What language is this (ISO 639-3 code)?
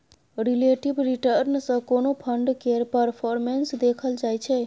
mai